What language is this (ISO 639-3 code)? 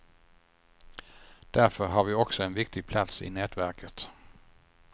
swe